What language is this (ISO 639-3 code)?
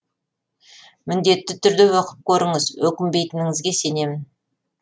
kaz